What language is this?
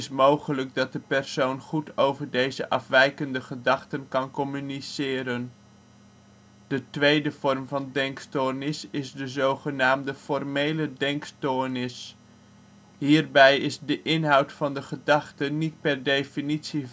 Dutch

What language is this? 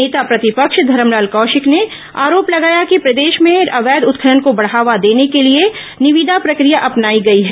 Hindi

